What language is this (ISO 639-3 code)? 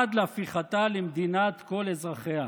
heb